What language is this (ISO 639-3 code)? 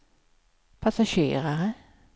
swe